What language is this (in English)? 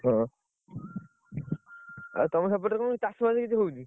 Odia